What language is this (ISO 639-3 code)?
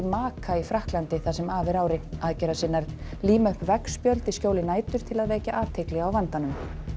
isl